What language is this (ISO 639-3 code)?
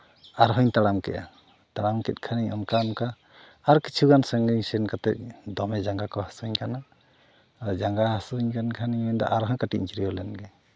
sat